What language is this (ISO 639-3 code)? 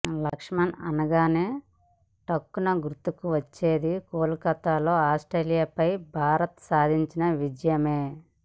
tel